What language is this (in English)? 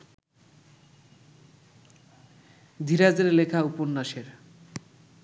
Bangla